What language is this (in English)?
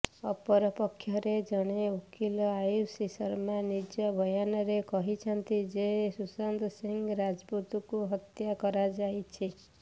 Odia